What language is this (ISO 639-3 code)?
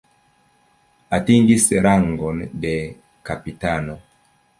epo